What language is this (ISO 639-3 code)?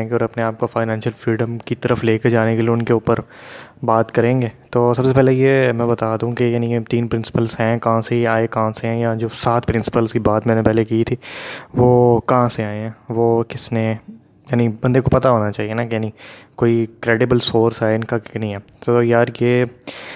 urd